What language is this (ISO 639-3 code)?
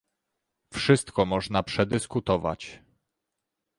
pol